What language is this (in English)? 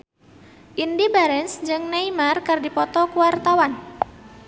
Sundanese